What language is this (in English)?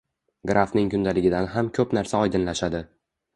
Uzbek